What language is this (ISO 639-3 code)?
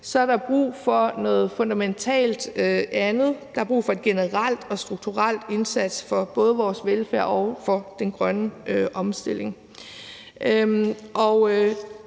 dan